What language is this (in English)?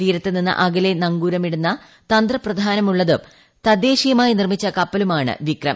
Malayalam